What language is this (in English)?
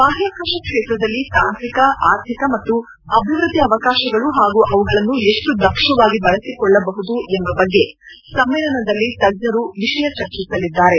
Kannada